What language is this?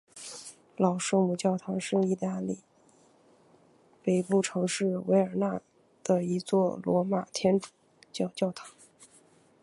Chinese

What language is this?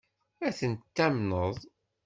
Kabyle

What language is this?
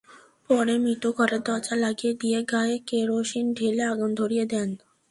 Bangla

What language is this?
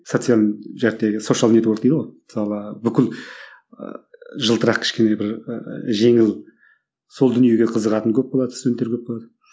Kazakh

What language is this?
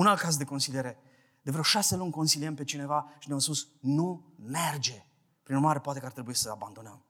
Romanian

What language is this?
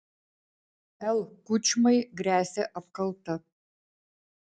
Lithuanian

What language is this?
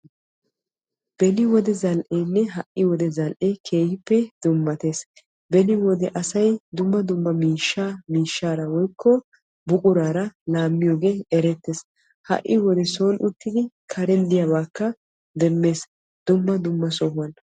Wolaytta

